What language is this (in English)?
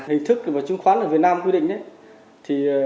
Vietnamese